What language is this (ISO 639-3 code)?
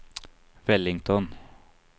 nor